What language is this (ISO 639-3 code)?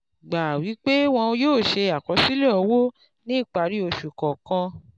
yor